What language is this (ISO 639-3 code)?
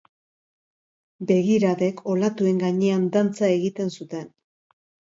eus